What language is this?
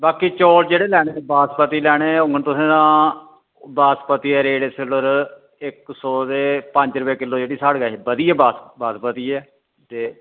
Dogri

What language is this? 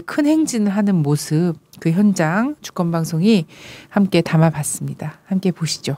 Korean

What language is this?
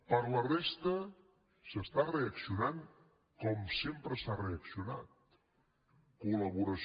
Catalan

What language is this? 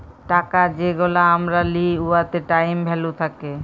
Bangla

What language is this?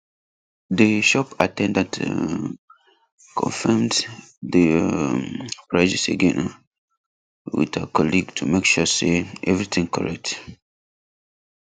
Nigerian Pidgin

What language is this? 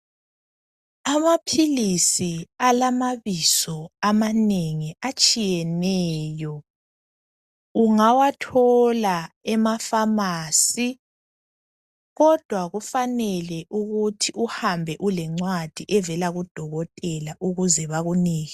North Ndebele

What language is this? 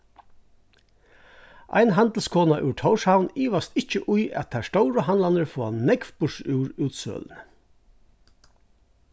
Faroese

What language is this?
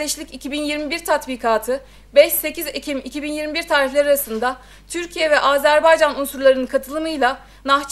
Turkish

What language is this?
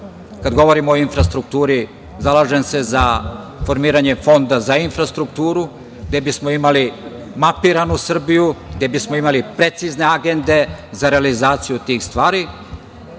Serbian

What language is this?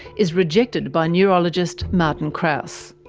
English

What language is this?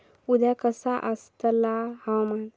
Marathi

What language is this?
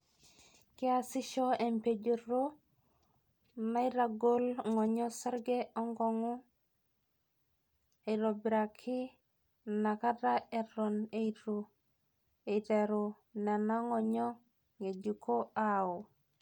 Masai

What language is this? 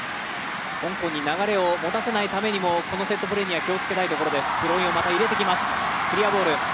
Japanese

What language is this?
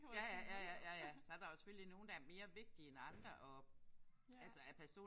Danish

